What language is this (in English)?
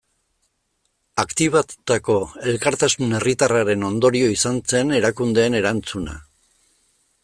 Basque